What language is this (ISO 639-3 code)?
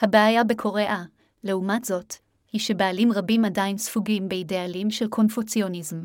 heb